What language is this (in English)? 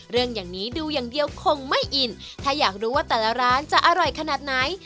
Thai